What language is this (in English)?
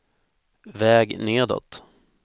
Swedish